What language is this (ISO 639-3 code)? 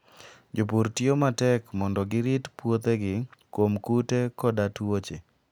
luo